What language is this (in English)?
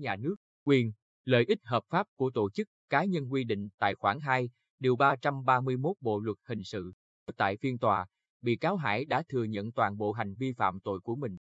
Vietnamese